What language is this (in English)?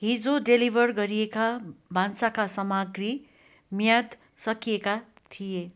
Nepali